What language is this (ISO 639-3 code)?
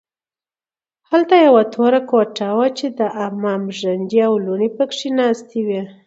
pus